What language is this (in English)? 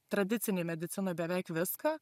Lithuanian